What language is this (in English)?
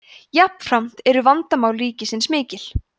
Icelandic